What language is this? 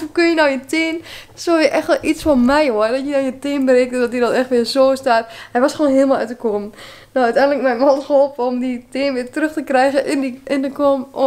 Dutch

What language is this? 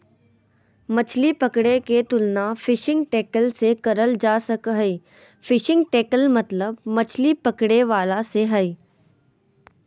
Magahi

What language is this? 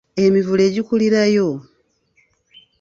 Ganda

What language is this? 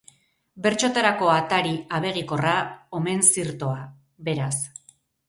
Basque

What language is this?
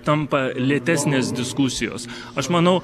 Lithuanian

